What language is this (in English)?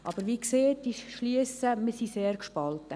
Swiss German